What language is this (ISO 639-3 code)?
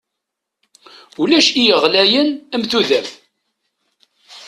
kab